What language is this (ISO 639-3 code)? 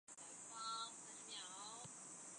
zho